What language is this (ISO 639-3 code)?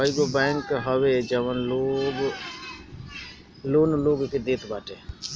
bho